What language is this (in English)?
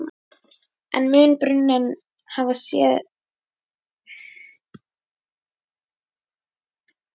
Icelandic